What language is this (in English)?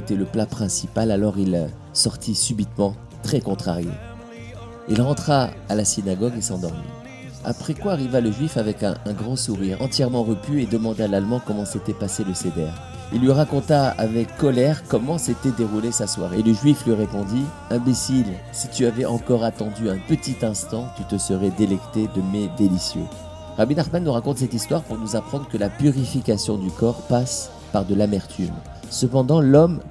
French